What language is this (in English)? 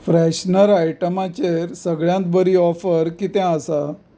Konkani